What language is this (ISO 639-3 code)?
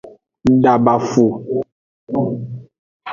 ajg